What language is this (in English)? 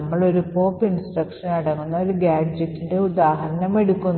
Malayalam